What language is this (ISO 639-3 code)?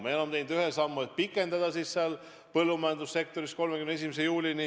est